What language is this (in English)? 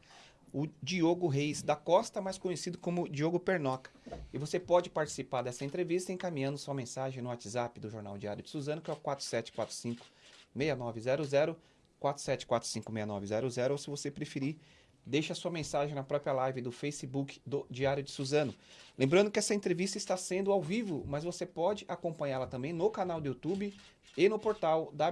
Portuguese